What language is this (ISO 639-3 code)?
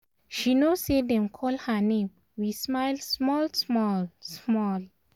pcm